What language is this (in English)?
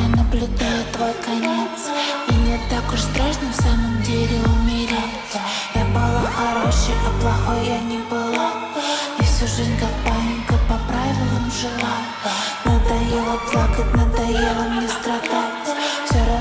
Polish